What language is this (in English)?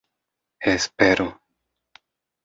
Esperanto